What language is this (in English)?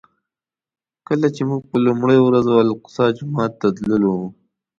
Pashto